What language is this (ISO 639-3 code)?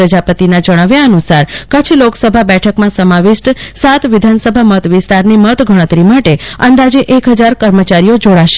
guj